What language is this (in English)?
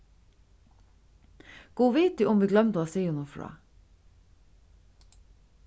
Faroese